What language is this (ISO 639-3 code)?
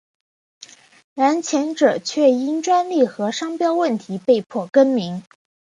zho